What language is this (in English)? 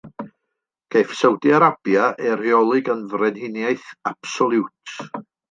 Welsh